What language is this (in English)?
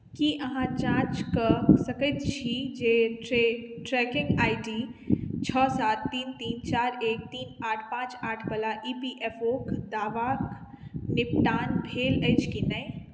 Maithili